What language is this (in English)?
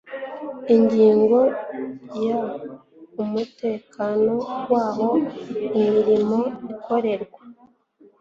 Kinyarwanda